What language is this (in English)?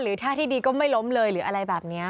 Thai